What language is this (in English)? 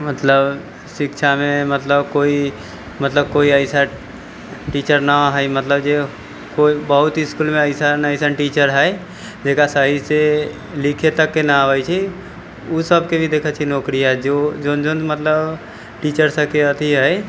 Maithili